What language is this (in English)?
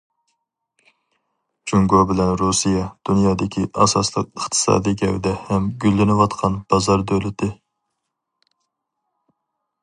Uyghur